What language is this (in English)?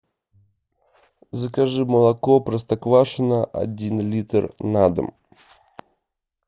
Russian